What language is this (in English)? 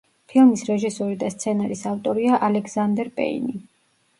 Georgian